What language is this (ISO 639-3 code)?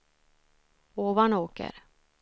swe